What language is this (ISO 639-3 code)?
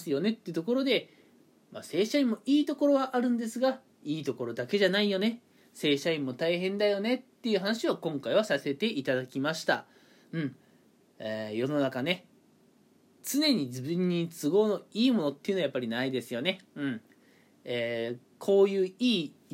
jpn